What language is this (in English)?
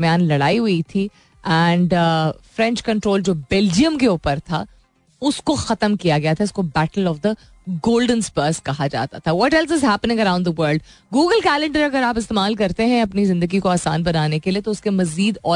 Hindi